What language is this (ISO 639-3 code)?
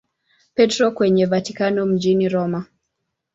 swa